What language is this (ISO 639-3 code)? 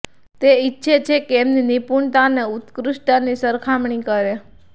guj